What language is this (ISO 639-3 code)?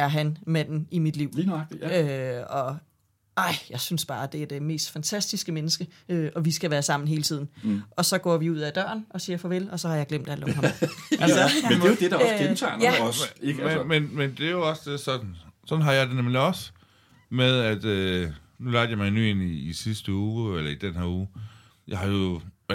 dan